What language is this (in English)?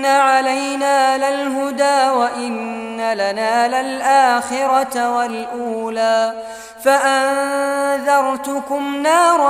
Arabic